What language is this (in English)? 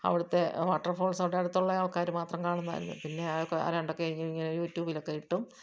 Malayalam